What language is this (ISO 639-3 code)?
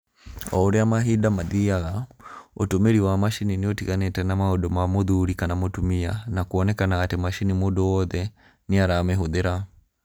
kik